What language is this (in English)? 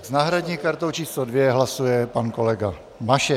Czech